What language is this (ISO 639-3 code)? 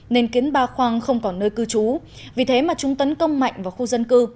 vie